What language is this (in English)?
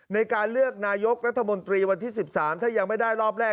Thai